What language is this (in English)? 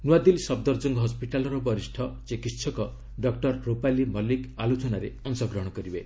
Odia